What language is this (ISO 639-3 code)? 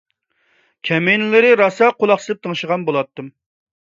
uig